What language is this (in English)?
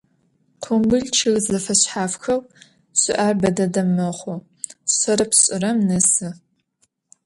Adyghe